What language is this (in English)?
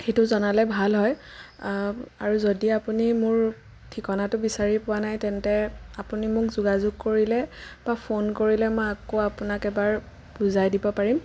Assamese